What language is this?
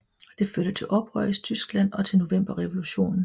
Danish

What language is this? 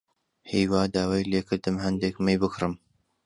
Central Kurdish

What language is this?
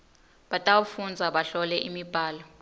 Swati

